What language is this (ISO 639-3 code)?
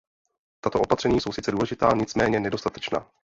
ces